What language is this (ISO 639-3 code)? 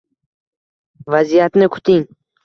uzb